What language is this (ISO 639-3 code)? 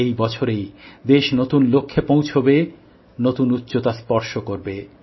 ben